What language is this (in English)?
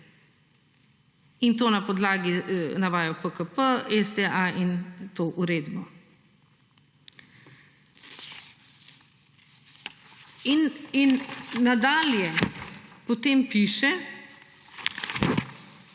Slovenian